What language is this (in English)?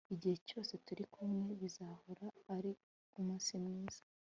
Kinyarwanda